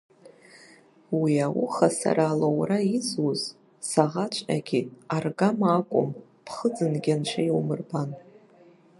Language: Abkhazian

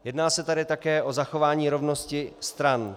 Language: Czech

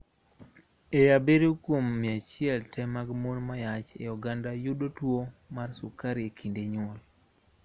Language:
Luo (Kenya and Tanzania)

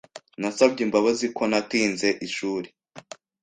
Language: Kinyarwanda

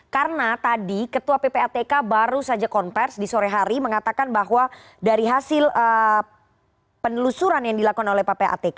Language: Indonesian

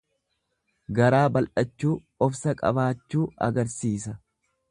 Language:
Oromo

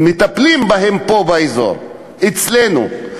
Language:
Hebrew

